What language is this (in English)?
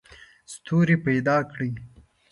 Pashto